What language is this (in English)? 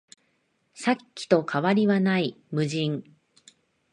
Japanese